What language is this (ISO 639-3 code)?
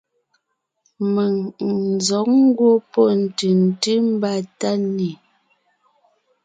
nnh